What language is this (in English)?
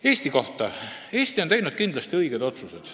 Estonian